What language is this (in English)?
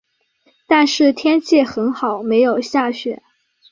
Chinese